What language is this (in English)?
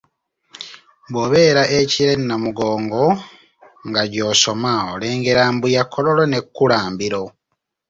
Ganda